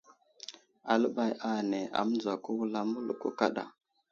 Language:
Wuzlam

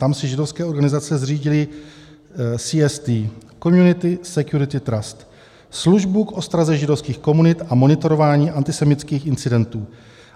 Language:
Czech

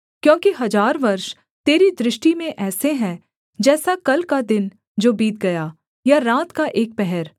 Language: Hindi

